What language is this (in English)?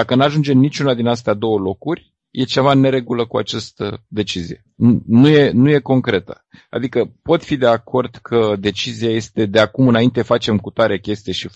Romanian